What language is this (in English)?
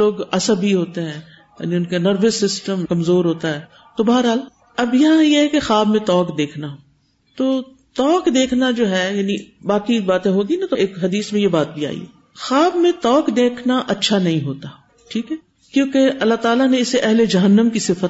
Urdu